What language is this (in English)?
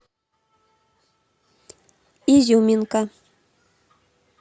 Russian